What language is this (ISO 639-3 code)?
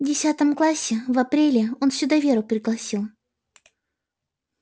rus